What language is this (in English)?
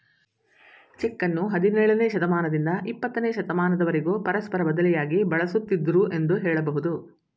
Kannada